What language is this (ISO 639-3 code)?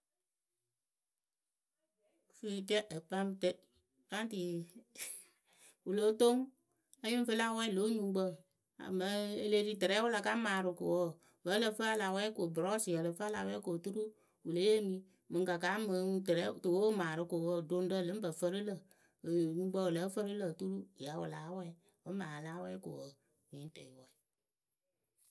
keu